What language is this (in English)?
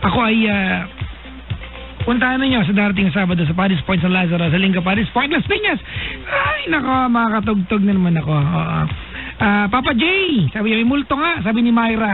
Filipino